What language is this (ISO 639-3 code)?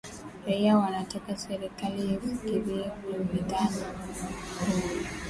swa